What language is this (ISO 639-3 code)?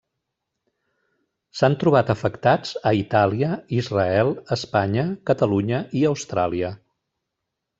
cat